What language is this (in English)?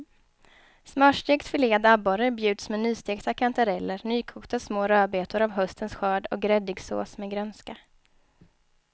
Swedish